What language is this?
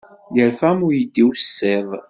Kabyle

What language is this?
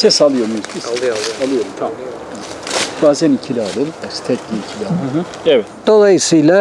Turkish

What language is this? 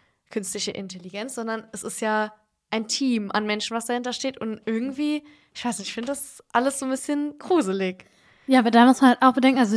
German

